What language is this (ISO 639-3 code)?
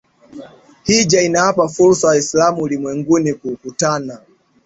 swa